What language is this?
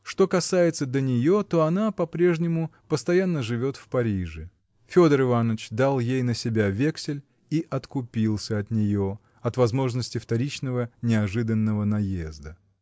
Russian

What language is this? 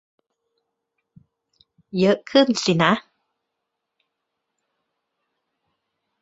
Thai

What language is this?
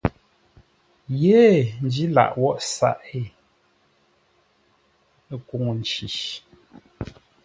Ngombale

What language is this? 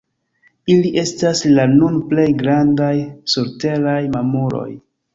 Esperanto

